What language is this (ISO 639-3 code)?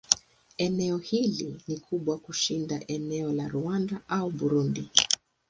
swa